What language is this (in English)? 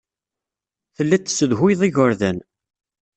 Kabyle